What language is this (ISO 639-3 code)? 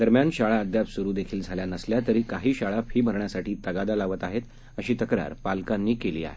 mar